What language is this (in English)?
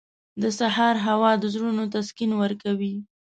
Pashto